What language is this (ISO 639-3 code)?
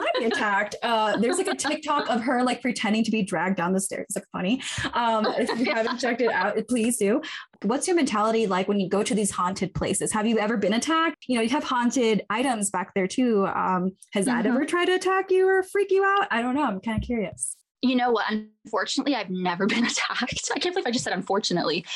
eng